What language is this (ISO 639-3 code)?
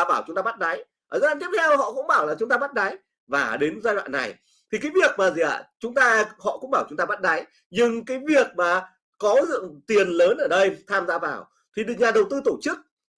vie